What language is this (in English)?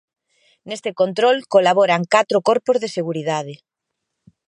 Galician